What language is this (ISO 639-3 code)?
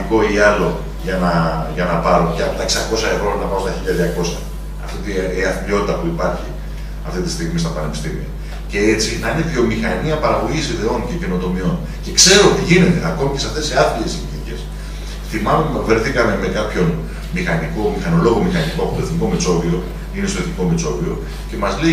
ell